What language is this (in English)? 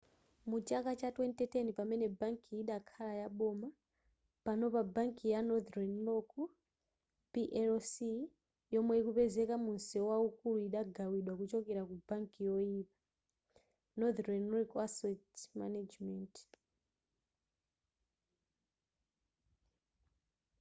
Nyanja